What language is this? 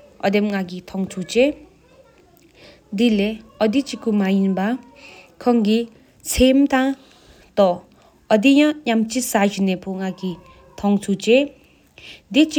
Sikkimese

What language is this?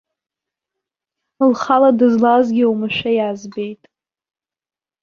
Abkhazian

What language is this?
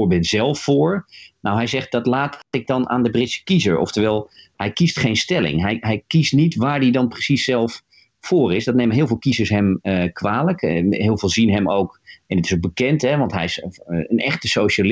Dutch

